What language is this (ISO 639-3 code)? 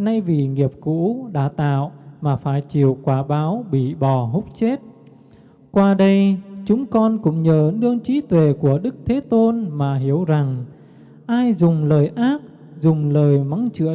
vie